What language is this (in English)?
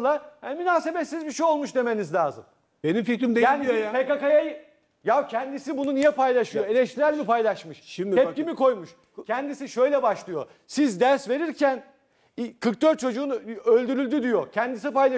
Turkish